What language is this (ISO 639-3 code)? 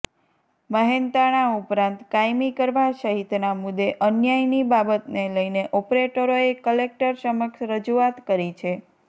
guj